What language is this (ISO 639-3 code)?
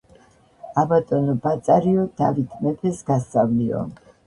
kat